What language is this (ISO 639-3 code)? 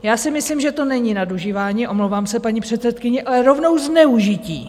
ces